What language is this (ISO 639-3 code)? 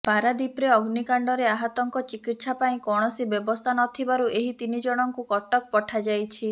ori